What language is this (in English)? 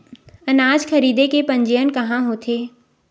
Chhattisgarhi